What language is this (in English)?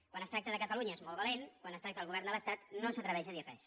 Catalan